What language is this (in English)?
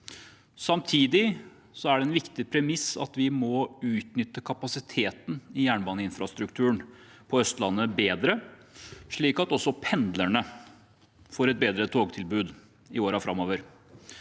Norwegian